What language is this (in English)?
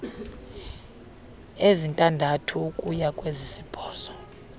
Xhosa